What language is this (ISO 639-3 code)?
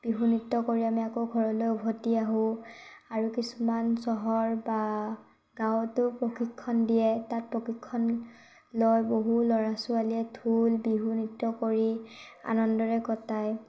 asm